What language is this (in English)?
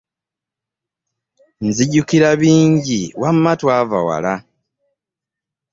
Ganda